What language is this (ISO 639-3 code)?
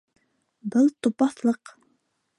bak